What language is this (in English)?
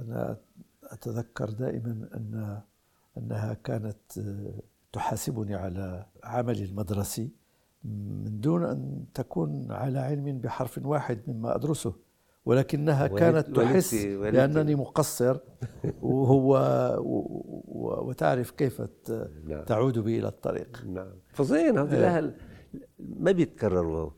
Arabic